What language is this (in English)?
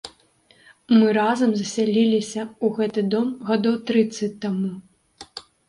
Belarusian